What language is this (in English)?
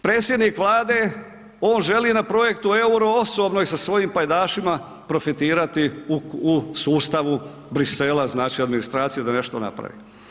Croatian